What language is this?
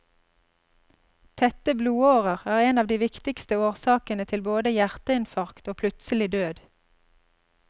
Norwegian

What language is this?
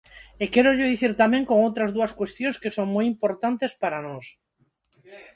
Galician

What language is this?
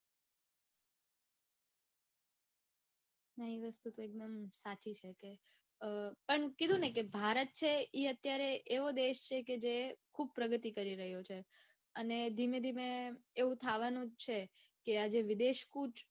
Gujarati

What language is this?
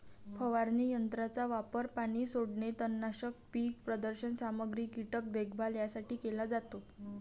Marathi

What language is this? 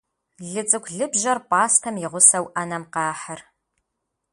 Kabardian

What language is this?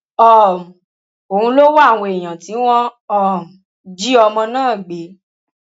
Yoruba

